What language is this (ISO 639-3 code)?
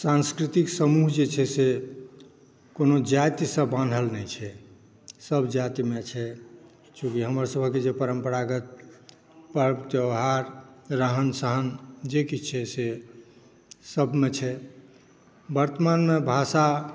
mai